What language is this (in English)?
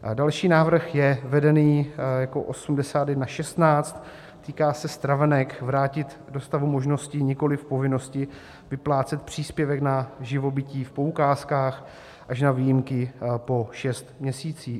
Czech